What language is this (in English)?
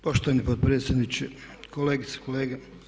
Croatian